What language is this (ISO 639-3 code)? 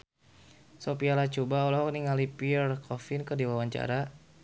sun